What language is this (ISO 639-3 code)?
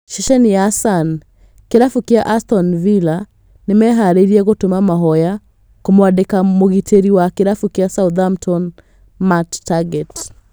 kik